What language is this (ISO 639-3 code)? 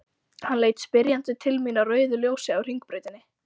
isl